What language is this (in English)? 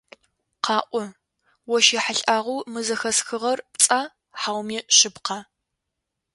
Adyghe